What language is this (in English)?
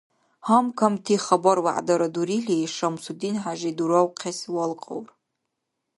Dargwa